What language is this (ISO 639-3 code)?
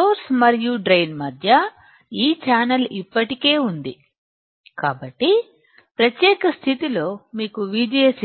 tel